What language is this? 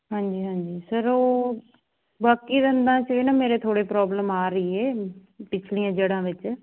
Punjabi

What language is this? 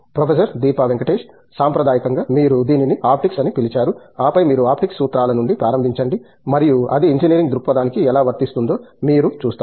Telugu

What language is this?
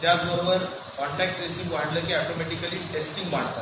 Marathi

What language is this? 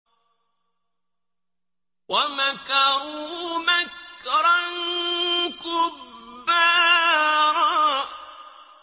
Arabic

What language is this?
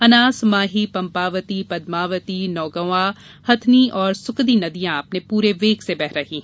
Hindi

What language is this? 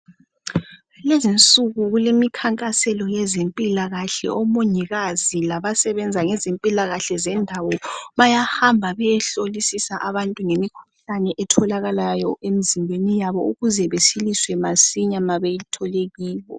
North Ndebele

